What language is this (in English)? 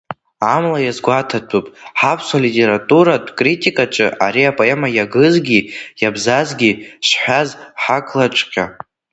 Abkhazian